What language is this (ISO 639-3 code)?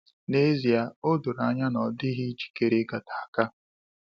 ibo